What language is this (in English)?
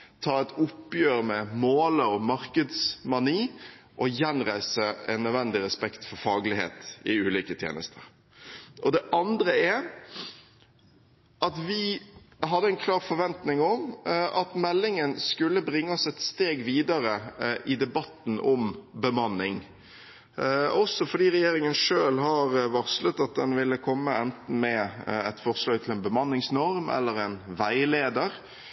Norwegian Bokmål